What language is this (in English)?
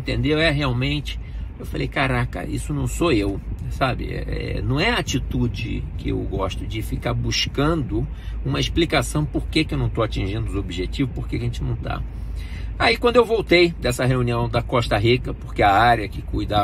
Portuguese